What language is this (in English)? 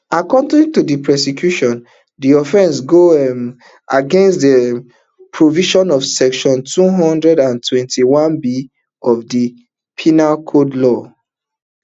Nigerian Pidgin